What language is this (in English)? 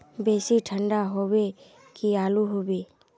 Magahi